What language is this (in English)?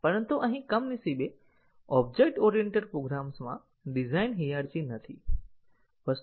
Gujarati